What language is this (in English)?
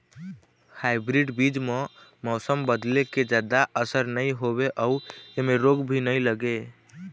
Chhattisgarhi